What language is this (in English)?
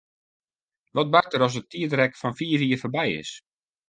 Western Frisian